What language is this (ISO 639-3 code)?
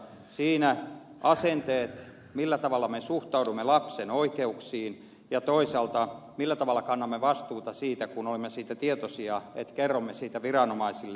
fin